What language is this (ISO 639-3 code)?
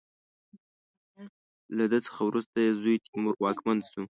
pus